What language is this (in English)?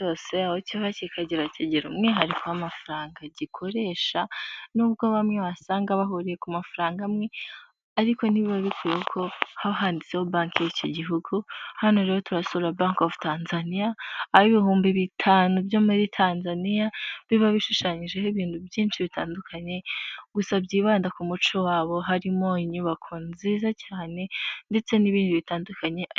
Kinyarwanda